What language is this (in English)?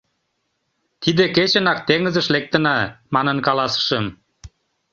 Mari